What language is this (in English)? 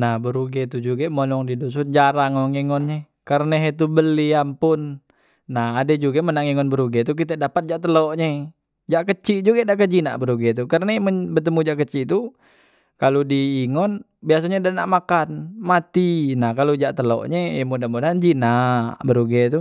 Musi